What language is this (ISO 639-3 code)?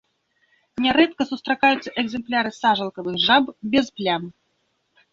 bel